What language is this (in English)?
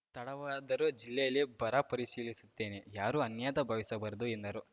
Kannada